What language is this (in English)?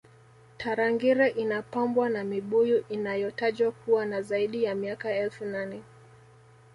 Swahili